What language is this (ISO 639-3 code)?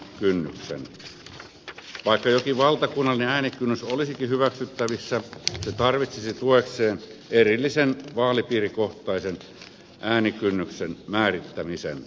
fin